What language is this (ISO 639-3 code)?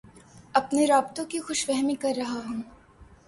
urd